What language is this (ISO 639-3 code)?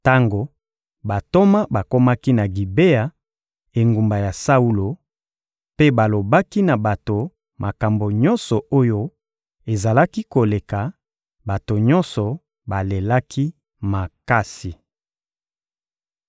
lin